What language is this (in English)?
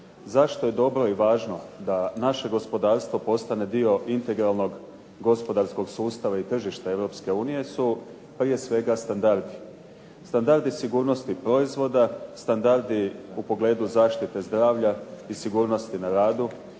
Croatian